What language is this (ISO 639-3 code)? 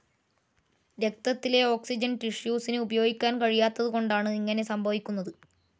mal